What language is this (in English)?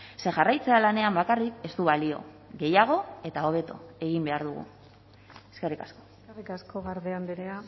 Basque